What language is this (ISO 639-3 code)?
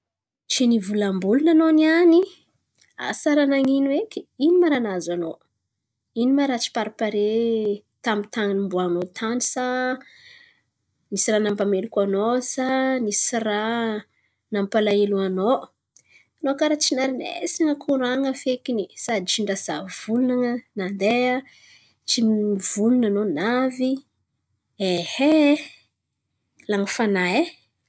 xmv